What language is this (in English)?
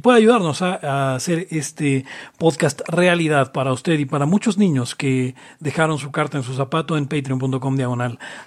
Spanish